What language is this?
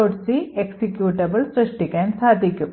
Malayalam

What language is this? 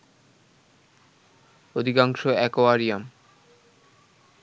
Bangla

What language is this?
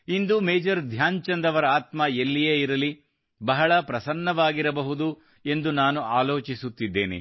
Kannada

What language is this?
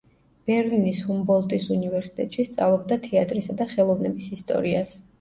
Georgian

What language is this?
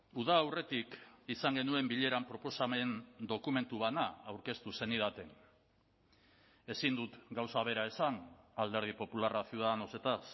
Basque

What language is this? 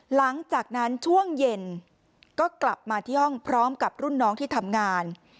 Thai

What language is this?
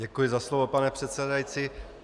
Czech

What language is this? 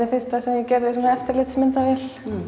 Icelandic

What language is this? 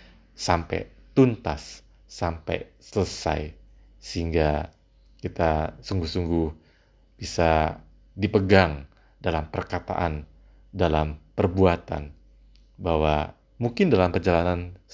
Indonesian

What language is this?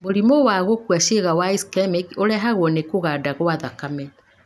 Kikuyu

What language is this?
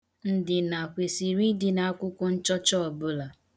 Igbo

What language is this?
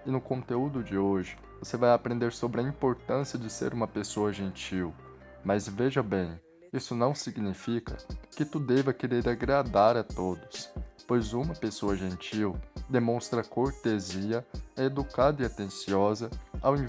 Portuguese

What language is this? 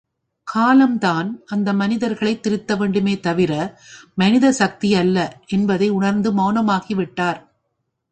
Tamil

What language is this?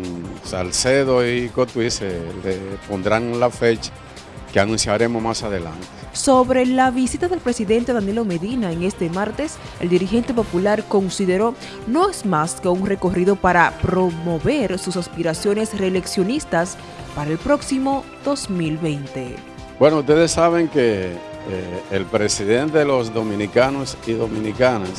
Spanish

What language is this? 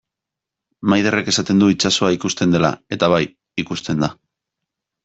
Basque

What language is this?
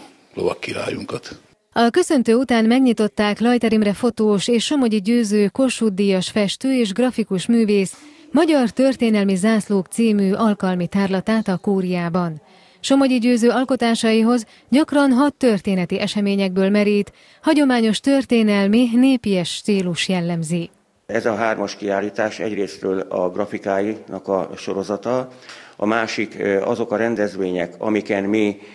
Hungarian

